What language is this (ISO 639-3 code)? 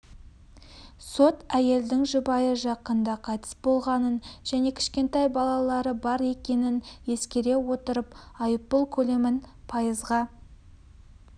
kaz